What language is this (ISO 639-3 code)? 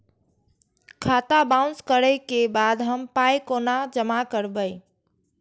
mai